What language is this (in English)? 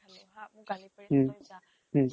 Assamese